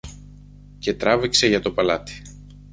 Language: Greek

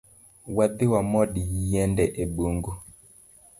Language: Luo (Kenya and Tanzania)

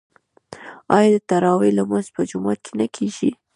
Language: Pashto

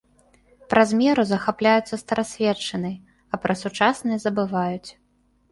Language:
Belarusian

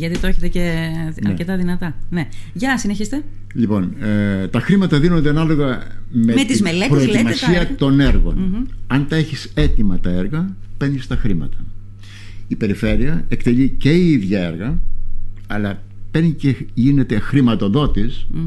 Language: Greek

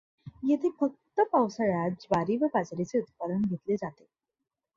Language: Marathi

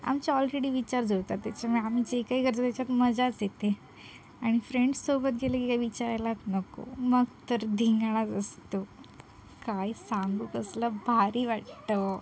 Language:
Marathi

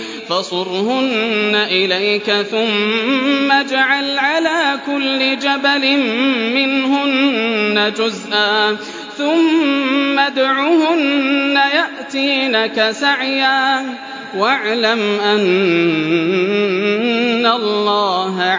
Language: Arabic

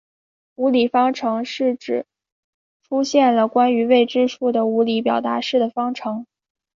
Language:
Chinese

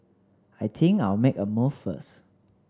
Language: English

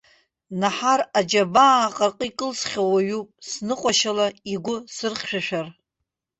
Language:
Abkhazian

